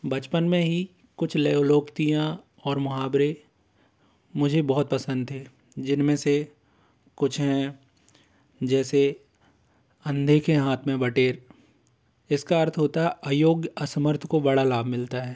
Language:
Hindi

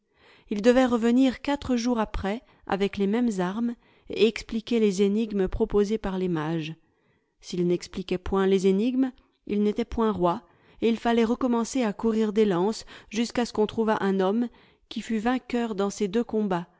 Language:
French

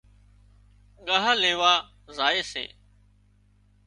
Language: Wadiyara Koli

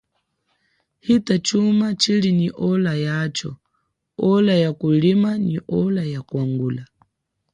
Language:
Chokwe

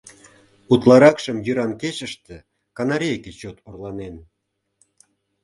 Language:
Mari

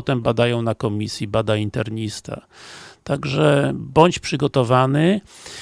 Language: Polish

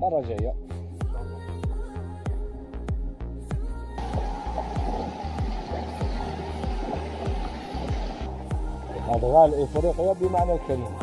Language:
Arabic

